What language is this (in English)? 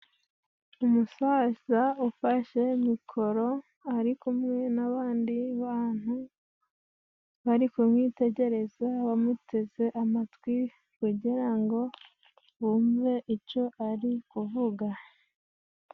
Kinyarwanda